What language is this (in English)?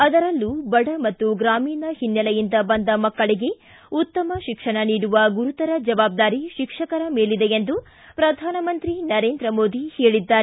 Kannada